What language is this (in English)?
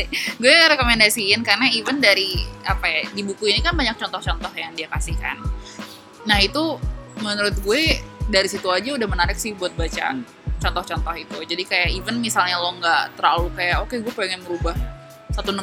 Indonesian